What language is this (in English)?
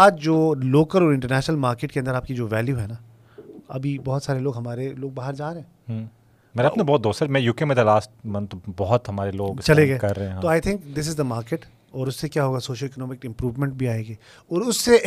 Urdu